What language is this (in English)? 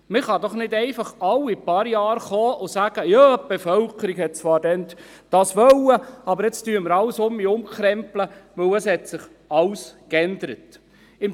Swiss German